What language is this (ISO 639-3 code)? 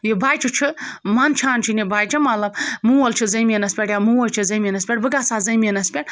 kas